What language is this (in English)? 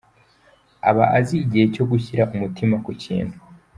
Kinyarwanda